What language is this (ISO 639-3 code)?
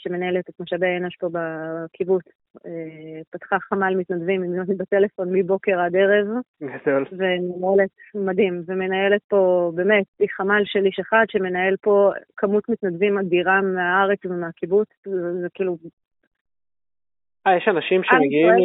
heb